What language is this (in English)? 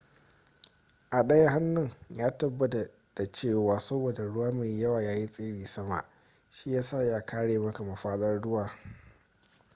Hausa